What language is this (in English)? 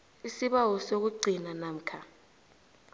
South Ndebele